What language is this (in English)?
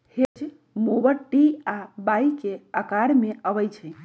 Magahi